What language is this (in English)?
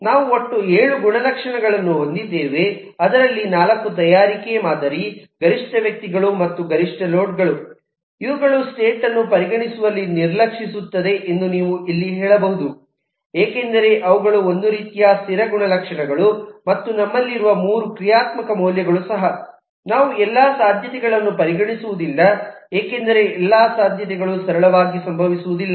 Kannada